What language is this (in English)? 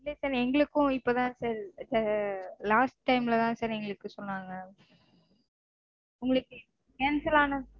Tamil